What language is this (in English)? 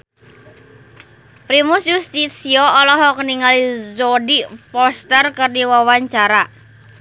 Sundanese